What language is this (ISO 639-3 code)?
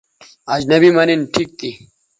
btv